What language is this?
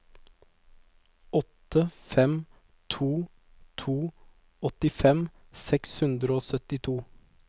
Norwegian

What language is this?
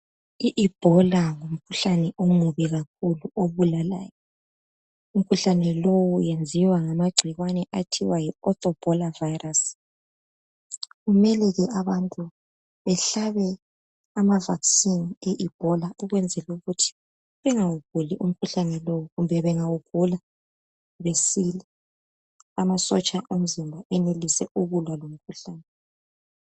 North Ndebele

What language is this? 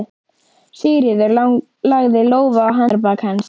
Icelandic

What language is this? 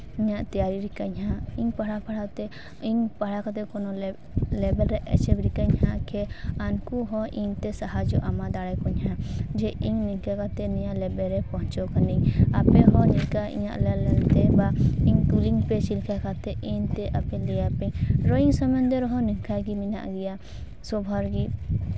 Santali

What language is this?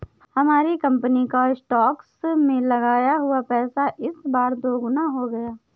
Hindi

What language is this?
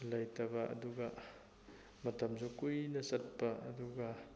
Manipuri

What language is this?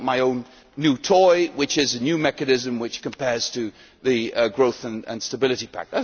English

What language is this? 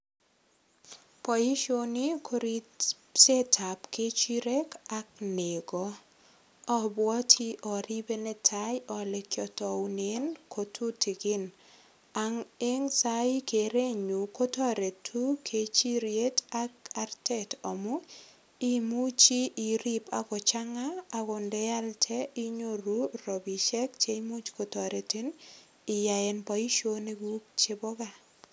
Kalenjin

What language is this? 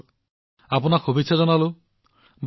Assamese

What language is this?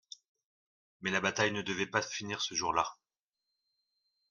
French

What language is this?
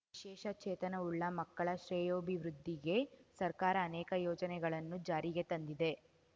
Kannada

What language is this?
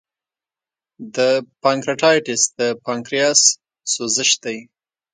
Pashto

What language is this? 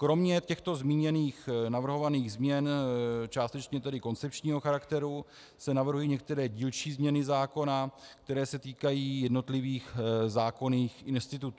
Czech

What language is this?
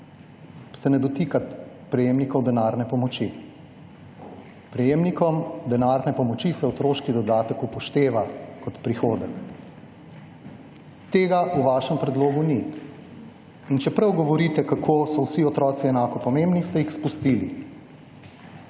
Slovenian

